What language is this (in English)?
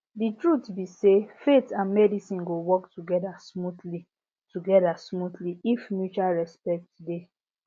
Nigerian Pidgin